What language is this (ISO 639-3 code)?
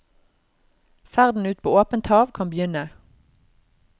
nor